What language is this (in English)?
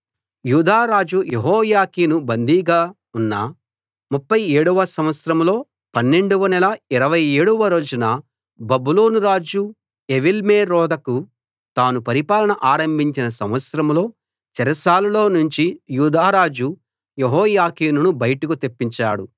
Telugu